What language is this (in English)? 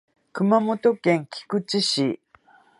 Japanese